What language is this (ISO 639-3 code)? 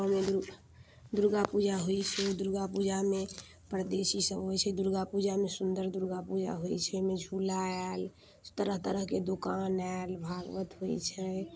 mai